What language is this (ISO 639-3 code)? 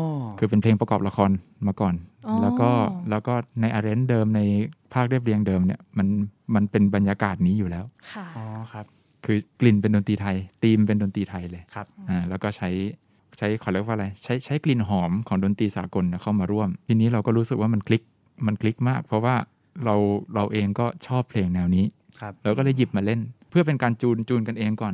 tha